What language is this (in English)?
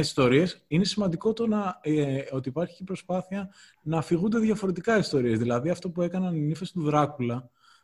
Greek